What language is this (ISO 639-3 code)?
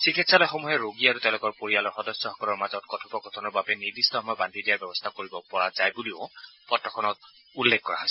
asm